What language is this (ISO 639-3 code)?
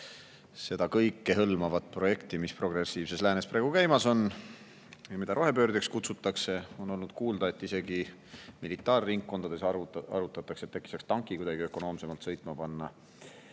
est